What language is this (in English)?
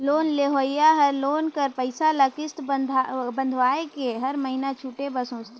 Chhattisgarhi